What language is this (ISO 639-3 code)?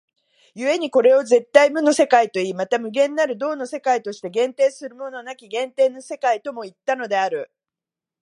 jpn